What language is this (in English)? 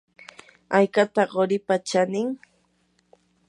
Yanahuanca Pasco Quechua